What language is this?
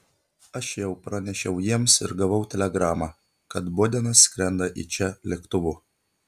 Lithuanian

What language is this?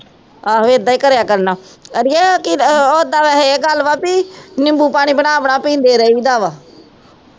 Punjabi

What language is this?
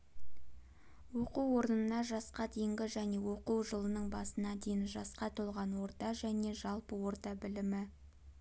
Kazakh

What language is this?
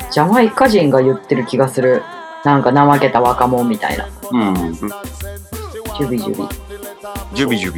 Japanese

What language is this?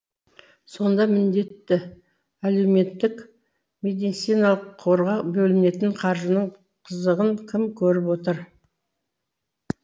Kazakh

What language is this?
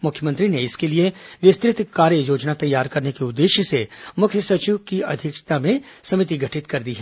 Hindi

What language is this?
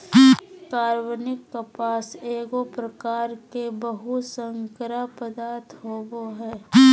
Magahi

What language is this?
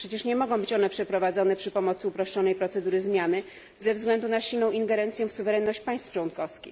Polish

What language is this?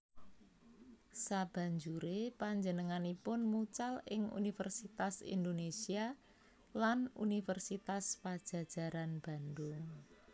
Javanese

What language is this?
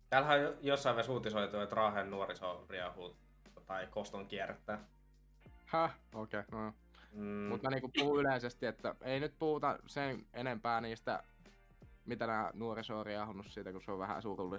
Finnish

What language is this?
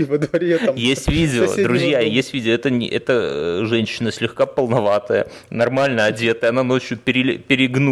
Russian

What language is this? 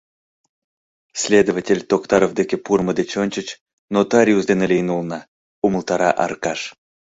Mari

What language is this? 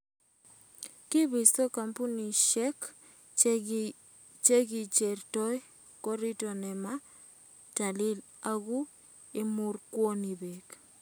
Kalenjin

